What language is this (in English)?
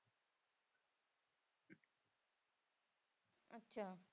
Punjabi